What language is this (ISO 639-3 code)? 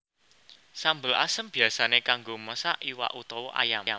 jav